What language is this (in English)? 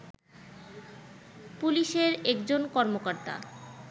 Bangla